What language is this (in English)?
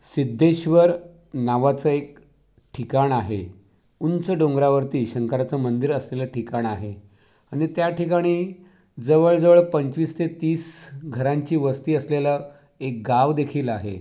Marathi